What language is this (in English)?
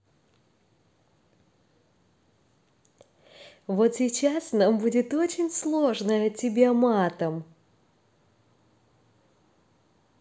Russian